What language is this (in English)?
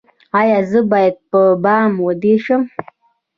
Pashto